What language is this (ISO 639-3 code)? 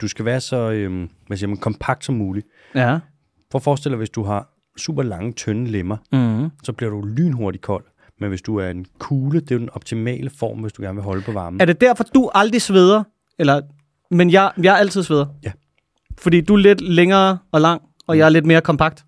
dan